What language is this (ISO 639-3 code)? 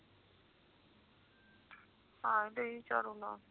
pan